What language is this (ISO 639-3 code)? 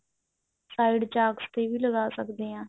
pan